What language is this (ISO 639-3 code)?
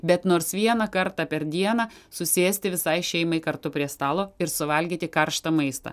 lit